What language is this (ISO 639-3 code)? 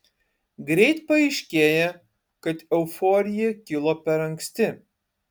lit